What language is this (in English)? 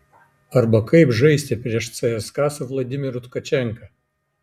Lithuanian